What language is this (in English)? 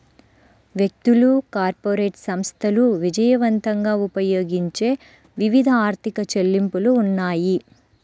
Telugu